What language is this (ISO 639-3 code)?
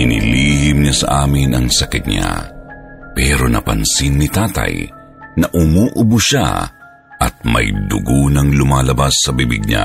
fil